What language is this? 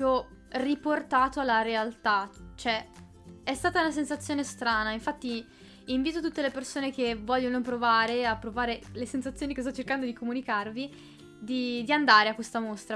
Italian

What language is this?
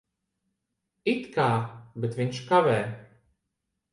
Latvian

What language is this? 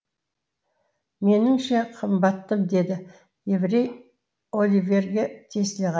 Kazakh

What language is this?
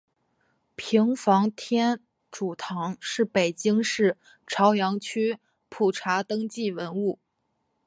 Chinese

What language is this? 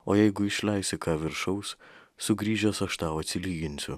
Lithuanian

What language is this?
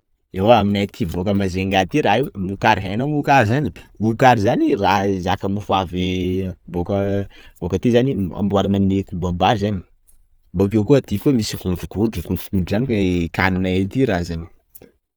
Sakalava Malagasy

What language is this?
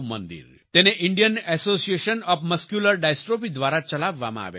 Gujarati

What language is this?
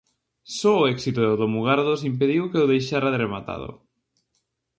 Galician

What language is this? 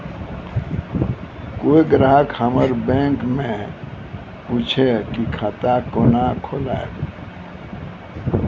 Maithili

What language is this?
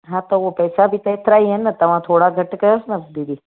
Sindhi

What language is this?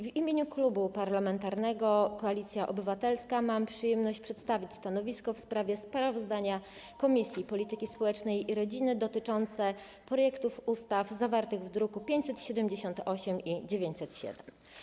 Polish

